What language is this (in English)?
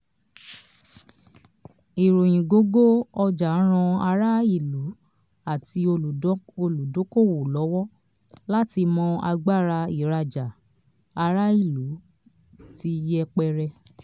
Yoruba